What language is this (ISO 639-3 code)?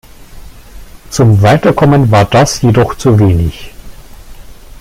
deu